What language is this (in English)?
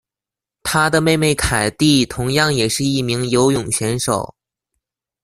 Chinese